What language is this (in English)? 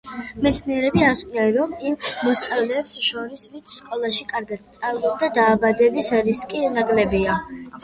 Georgian